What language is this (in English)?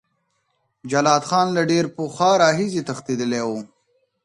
Pashto